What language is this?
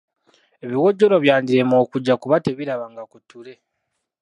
Ganda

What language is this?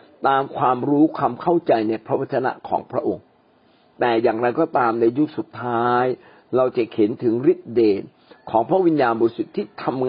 Thai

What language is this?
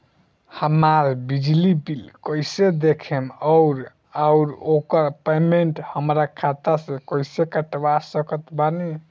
Bhojpuri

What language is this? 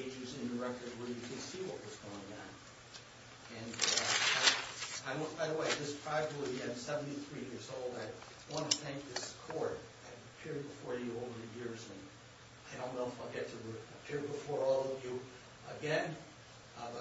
English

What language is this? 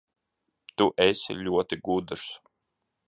Latvian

